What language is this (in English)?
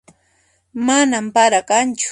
Puno Quechua